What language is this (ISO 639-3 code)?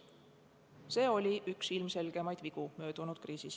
est